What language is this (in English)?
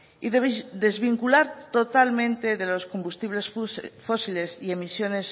Spanish